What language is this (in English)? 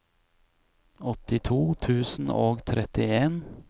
Norwegian